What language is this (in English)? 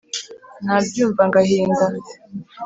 Kinyarwanda